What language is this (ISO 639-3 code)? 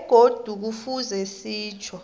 nbl